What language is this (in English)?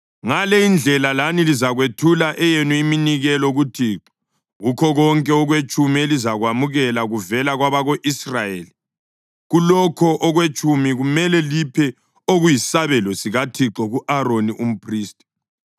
North Ndebele